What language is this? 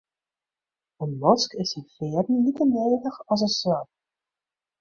Western Frisian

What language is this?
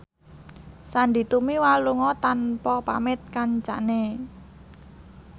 Javanese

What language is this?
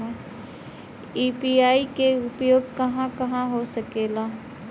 Bhojpuri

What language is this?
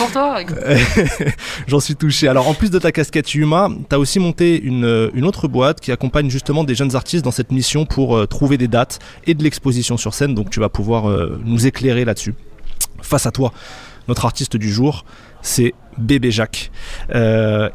French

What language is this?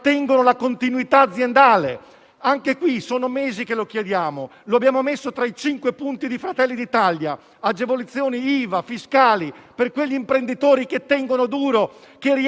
Italian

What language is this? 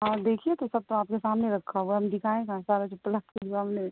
Urdu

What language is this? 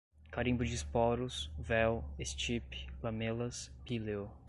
Portuguese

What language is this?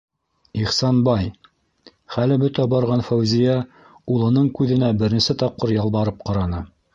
Bashkir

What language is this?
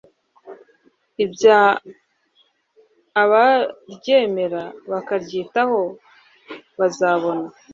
Kinyarwanda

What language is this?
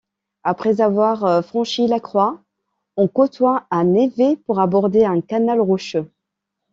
French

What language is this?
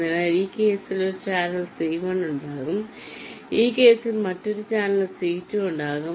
Malayalam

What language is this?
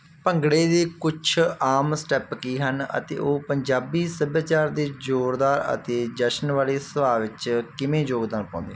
Punjabi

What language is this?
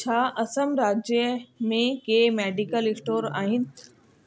Sindhi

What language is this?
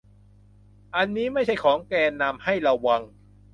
Thai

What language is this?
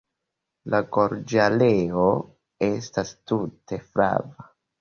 Esperanto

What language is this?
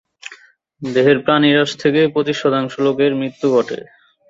Bangla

